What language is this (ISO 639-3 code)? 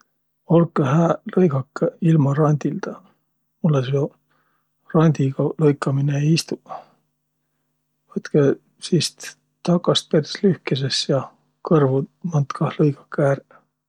vro